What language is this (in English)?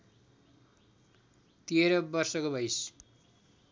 Nepali